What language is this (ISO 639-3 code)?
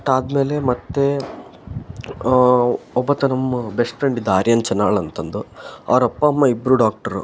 kan